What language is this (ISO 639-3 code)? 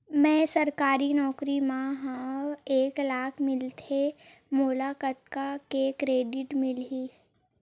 hne